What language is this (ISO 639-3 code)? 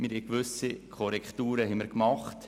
gsw